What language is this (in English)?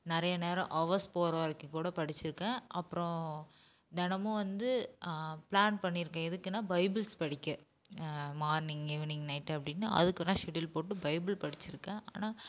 Tamil